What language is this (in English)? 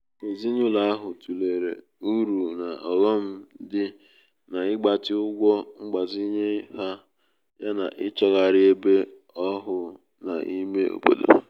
Igbo